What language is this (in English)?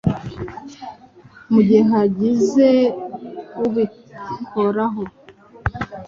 Kinyarwanda